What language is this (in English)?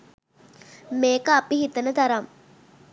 Sinhala